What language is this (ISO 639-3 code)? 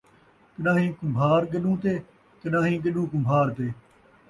skr